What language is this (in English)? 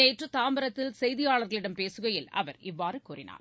Tamil